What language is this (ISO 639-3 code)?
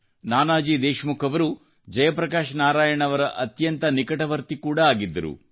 kan